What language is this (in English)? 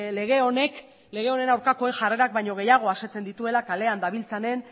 Basque